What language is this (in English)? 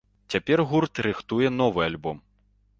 Belarusian